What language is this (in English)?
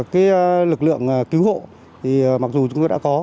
Vietnamese